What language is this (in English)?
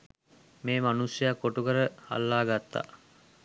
Sinhala